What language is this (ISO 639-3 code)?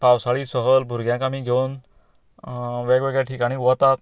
kok